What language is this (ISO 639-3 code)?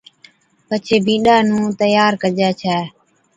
odk